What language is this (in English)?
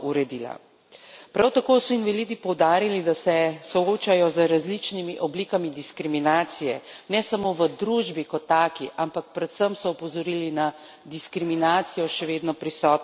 Slovenian